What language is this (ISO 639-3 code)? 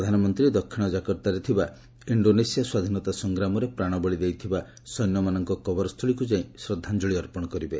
ori